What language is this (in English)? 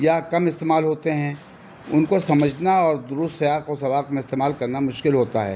Urdu